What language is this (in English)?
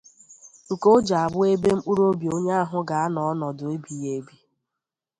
Igbo